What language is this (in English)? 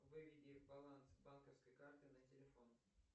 Russian